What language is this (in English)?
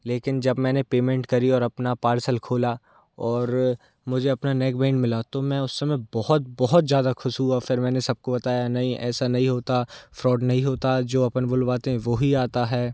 Hindi